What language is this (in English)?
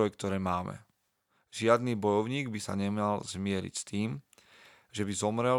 Slovak